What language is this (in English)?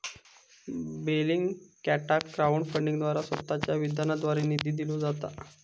Marathi